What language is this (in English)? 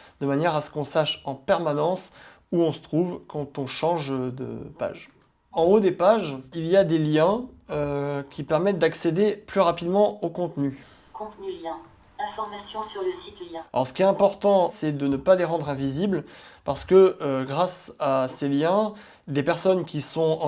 French